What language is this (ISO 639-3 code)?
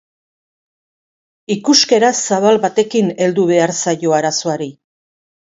eus